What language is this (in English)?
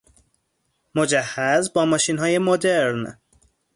Persian